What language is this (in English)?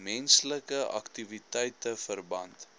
Afrikaans